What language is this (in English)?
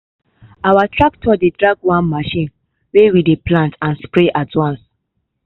Nigerian Pidgin